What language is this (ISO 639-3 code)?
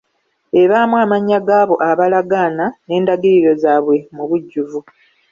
lug